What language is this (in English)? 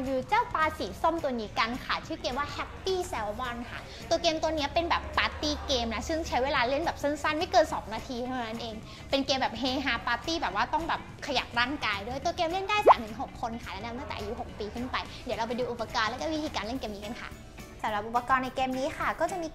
Thai